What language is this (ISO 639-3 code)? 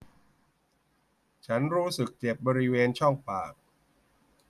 tha